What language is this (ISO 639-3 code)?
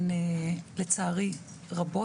heb